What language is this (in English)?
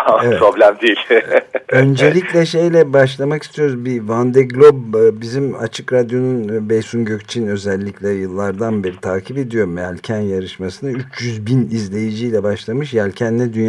Turkish